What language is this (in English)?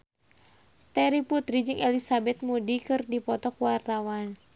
Sundanese